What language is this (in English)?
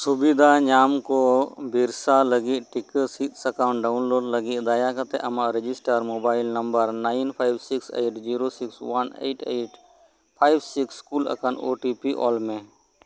Santali